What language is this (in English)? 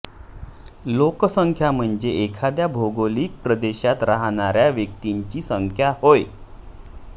Marathi